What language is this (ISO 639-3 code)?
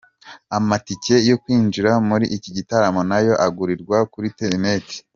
kin